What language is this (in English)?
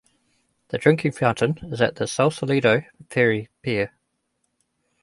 English